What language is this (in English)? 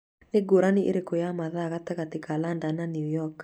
Kikuyu